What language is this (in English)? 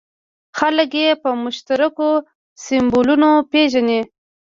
Pashto